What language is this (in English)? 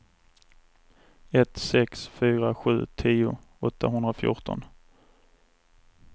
Swedish